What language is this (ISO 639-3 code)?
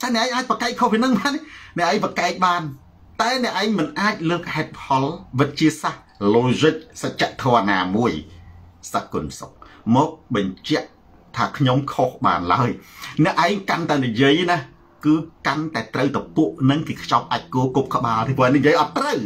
tha